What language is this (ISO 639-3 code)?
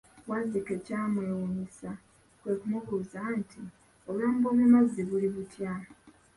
lug